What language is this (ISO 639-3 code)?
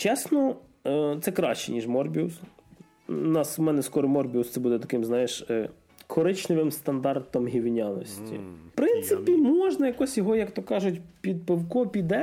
ukr